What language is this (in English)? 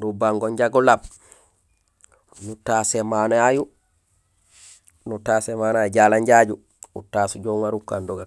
Gusilay